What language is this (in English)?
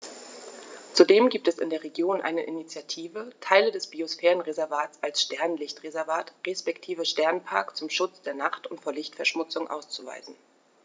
German